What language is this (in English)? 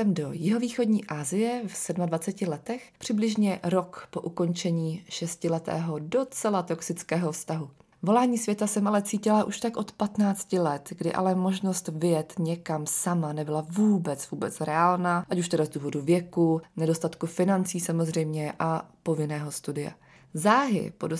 Czech